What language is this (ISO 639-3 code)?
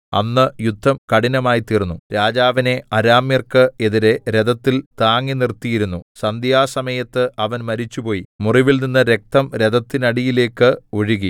mal